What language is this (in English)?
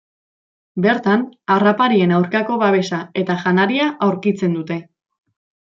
Basque